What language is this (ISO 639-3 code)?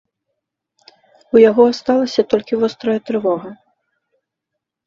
bel